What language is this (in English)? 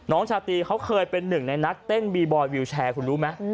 Thai